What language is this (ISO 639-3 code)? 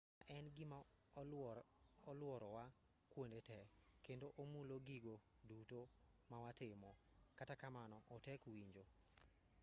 luo